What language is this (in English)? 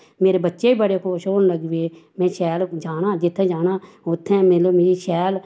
Dogri